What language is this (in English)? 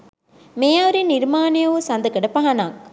Sinhala